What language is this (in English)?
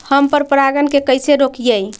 Magahi